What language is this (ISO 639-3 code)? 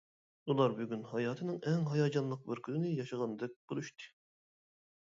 uig